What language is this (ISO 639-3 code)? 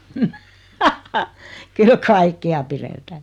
fin